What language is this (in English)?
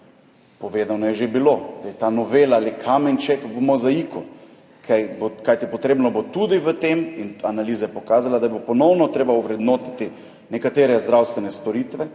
Slovenian